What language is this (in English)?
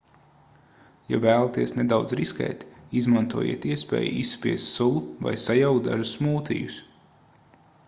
Latvian